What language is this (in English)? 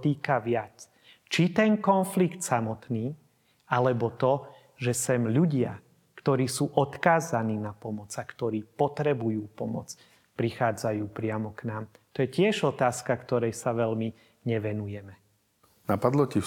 Slovak